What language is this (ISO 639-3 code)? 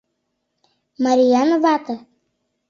chm